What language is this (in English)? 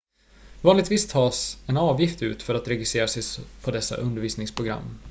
Swedish